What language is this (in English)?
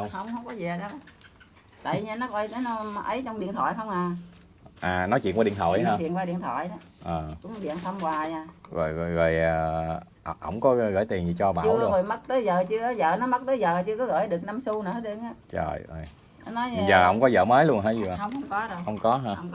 Vietnamese